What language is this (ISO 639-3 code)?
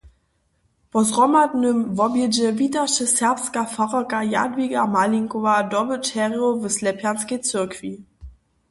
hsb